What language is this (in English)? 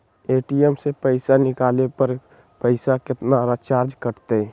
Magahi